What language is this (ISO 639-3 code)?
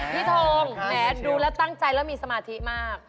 tha